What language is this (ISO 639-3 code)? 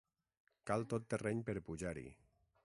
cat